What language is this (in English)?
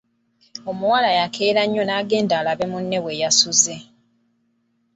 Ganda